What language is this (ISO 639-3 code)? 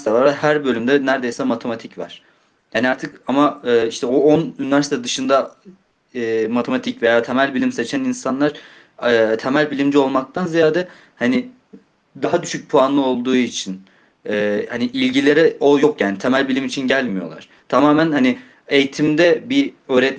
tur